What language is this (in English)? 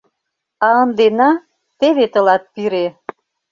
Mari